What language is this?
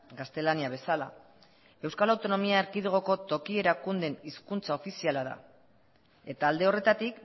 Basque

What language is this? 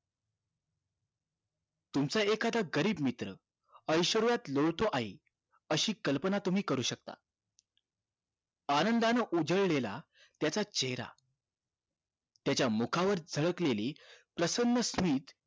Marathi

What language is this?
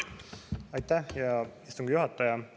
Estonian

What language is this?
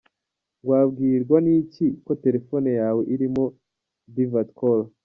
Kinyarwanda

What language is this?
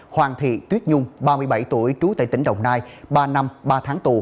Vietnamese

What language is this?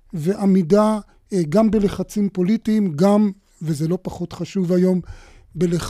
Hebrew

